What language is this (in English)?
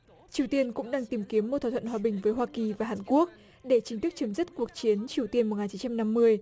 Vietnamese